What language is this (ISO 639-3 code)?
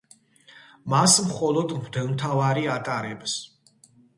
kat